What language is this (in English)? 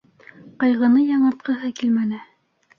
Bashkir